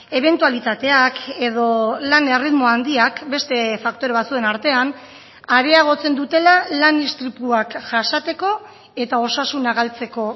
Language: Basque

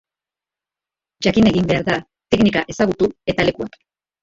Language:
Basque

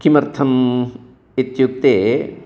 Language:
Sanskrit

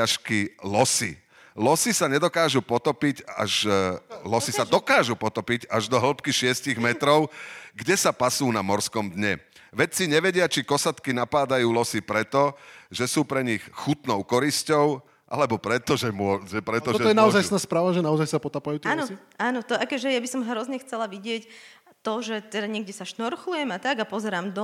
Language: Slovak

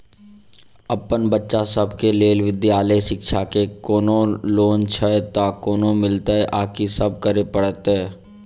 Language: Maithili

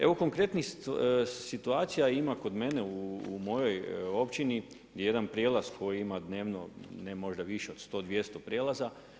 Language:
Croatian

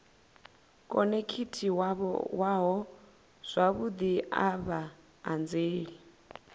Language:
Venda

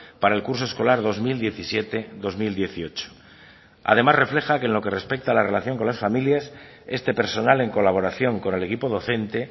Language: Spanish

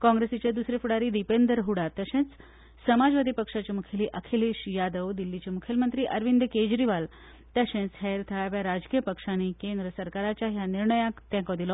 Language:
Konkani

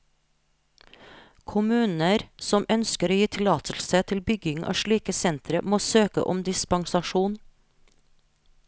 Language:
Norwegian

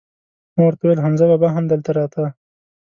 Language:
Pashto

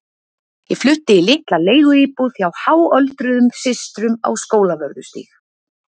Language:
Icelandic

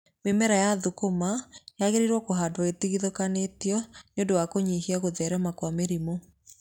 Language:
Kikuyu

